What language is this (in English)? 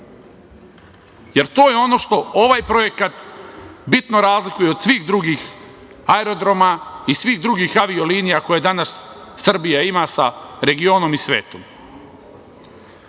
Serbian